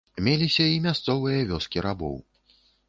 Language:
Belarusian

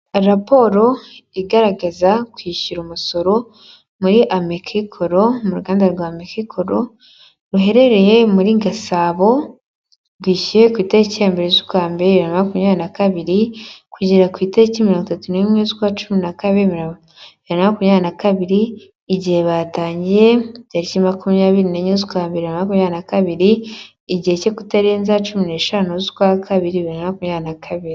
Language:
Kinyarwanda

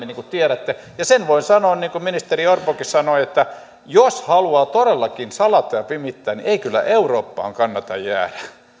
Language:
Finnish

